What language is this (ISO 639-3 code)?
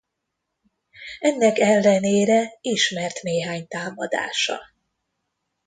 hun